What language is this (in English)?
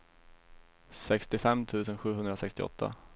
Swedish